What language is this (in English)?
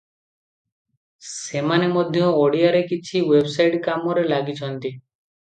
Odia